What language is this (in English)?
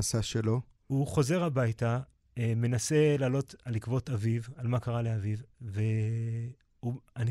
Hebrew